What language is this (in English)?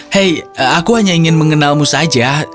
Indonesian